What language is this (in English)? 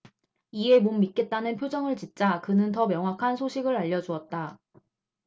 Korean